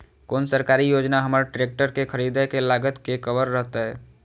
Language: Maithili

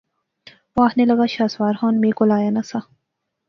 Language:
Pahari-Potwari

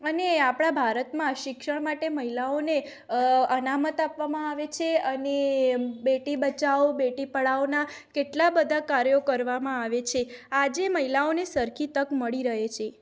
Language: Gujarati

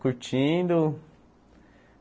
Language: Portuguese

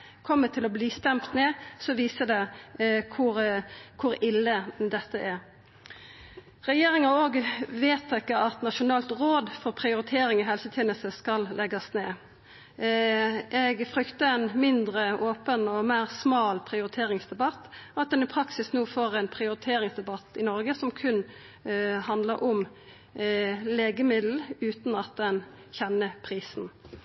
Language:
Norwegian Nynorsk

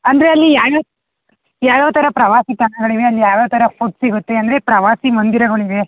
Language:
Kannada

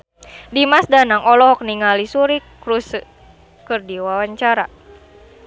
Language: Sundanese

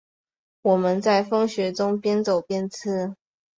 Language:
Chinese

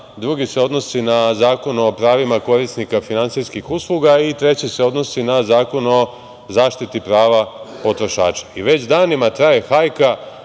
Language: Serbian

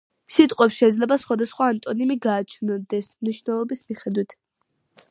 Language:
Georgian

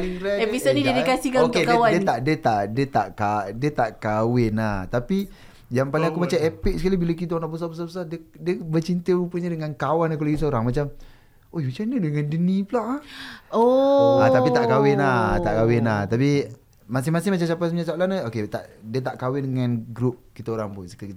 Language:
Malay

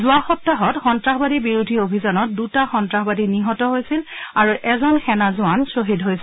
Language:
Assamese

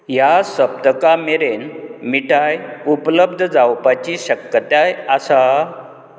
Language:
Konkani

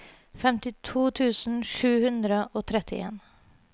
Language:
Norwegian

